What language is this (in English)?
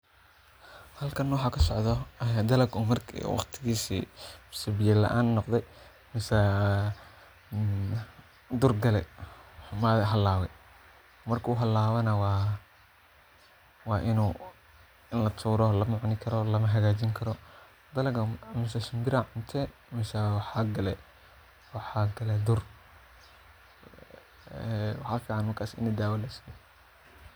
Somali